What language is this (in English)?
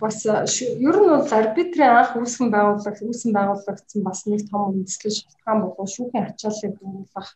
Russian